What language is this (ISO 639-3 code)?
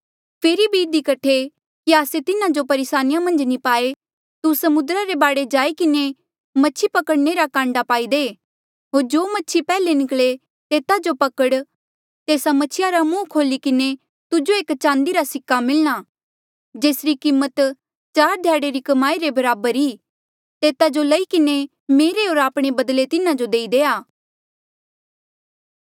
mjl